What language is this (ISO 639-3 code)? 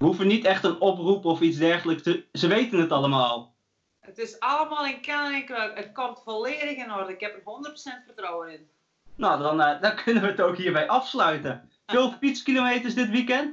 nld